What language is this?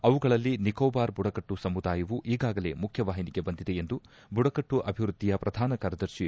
Kannada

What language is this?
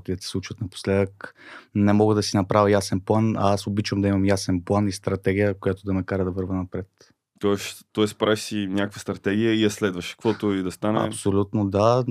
Bulgarian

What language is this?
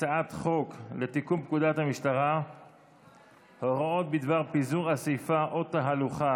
Hebrew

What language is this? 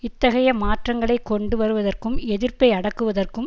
Tamil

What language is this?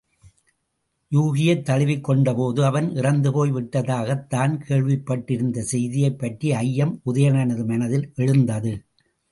Tamil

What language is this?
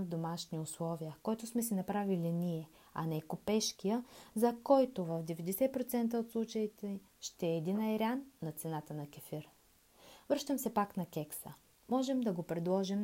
Bulgarian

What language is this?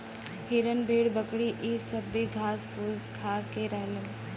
Bhojpuri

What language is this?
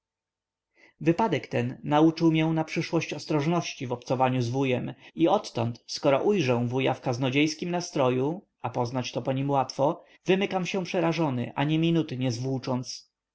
Polish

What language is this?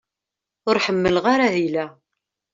Kabyle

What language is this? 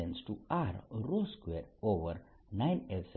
Gujarati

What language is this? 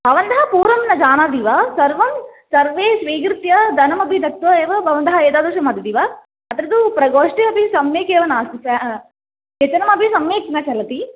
Sanskrit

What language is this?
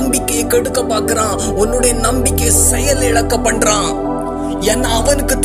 Urdu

